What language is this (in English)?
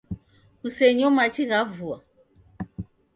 Taita